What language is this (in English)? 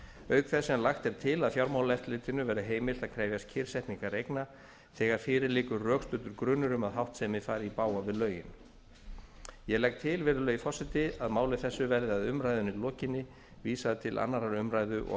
Icelandic